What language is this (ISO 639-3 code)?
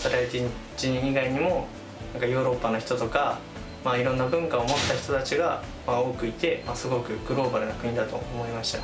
jpn